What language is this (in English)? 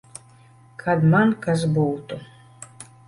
Latvian